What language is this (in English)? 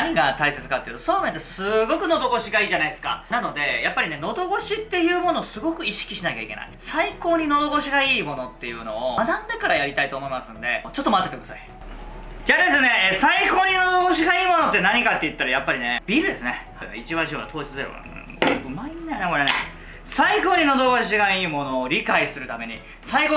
Japanese